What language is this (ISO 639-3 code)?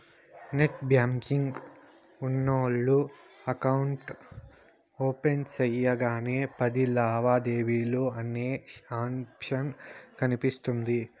tel